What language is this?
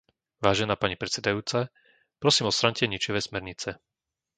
Slovak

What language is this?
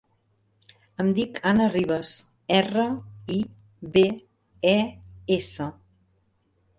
Catalan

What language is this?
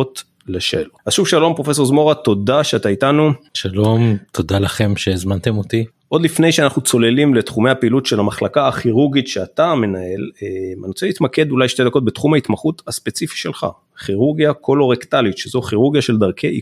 Hebrew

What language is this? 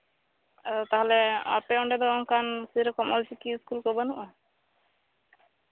Santali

